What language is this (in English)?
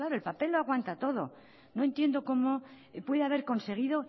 Spanish